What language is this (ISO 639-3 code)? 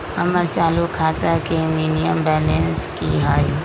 mag